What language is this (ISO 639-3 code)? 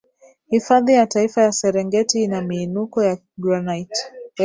swa